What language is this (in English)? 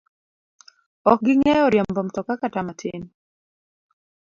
Luo (Kenya and Tanzania)